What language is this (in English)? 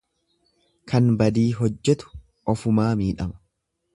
Oromo